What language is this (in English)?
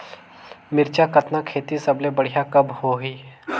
Chhattisgarhi